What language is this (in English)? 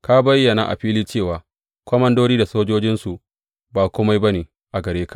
Hausa